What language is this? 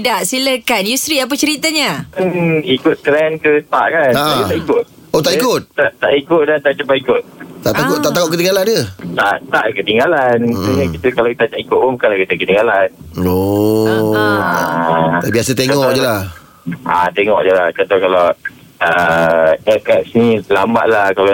Malay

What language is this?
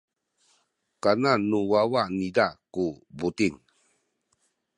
Sakizaya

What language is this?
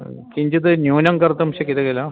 Sanskrit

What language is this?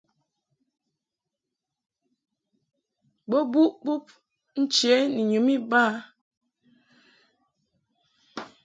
Mungaka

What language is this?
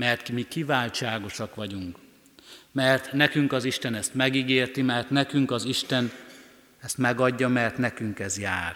Hungarian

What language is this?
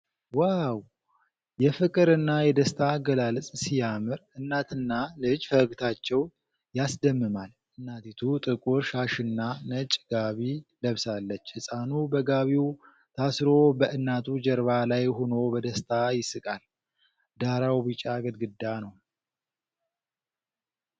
Amharic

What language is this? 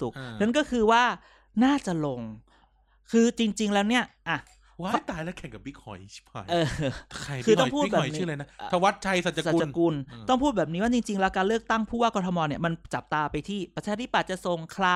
Thai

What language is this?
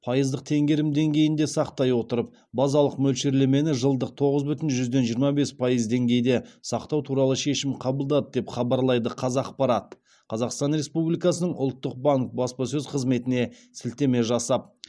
Kazakh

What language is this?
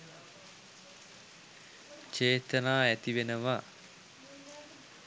Sinhala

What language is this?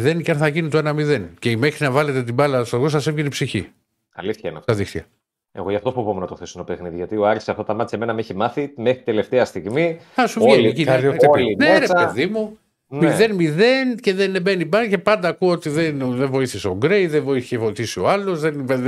Greek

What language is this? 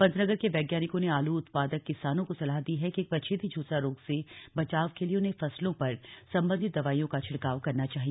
Hindi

